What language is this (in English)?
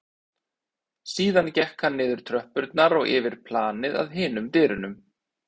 Icelandic